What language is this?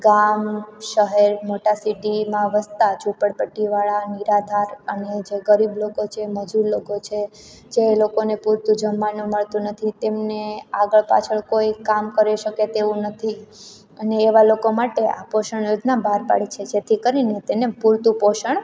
Gujarati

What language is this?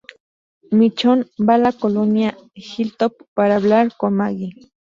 Spanish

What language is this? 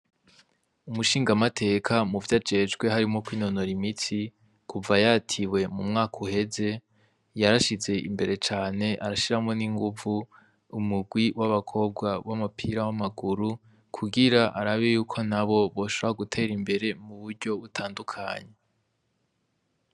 Rundi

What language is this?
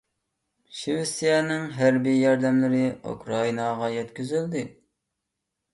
Uyghur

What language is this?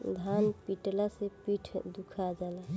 Bhojpuri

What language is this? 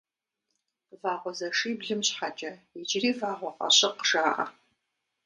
Kabardian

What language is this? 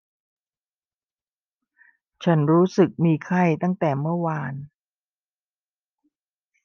Thai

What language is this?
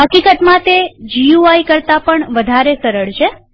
Gujarati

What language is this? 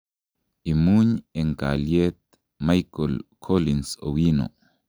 Kalenjin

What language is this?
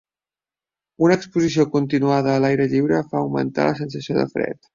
Catalan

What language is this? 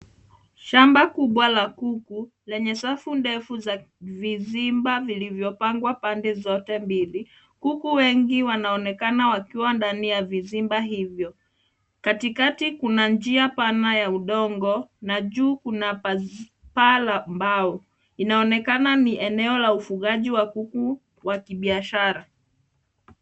Swahili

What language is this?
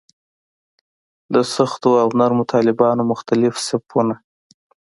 Pashto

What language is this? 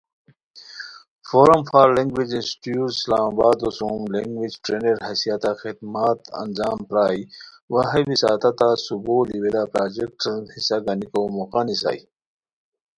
Khowar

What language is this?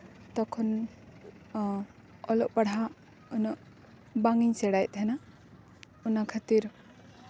Santali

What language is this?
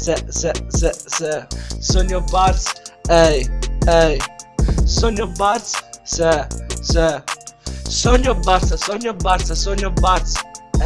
Italian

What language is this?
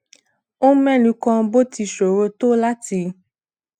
Yoruba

